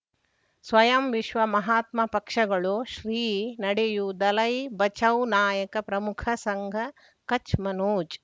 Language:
Kannada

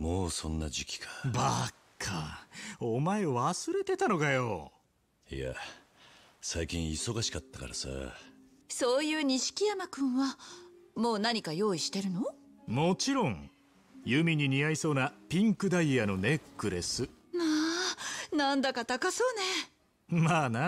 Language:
Japanese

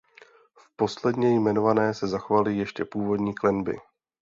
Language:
Czech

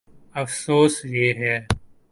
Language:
Urdu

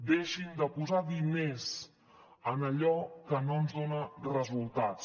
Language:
Catalan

